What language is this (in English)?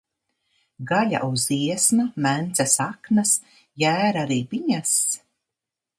Latvian